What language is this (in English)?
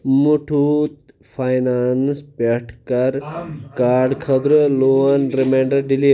Kashmiri